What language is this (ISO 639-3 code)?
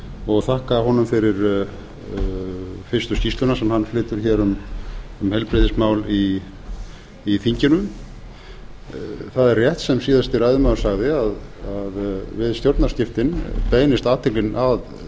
isl